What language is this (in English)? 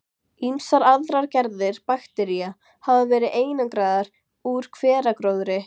Icelandic